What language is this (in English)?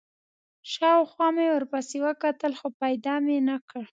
Pashto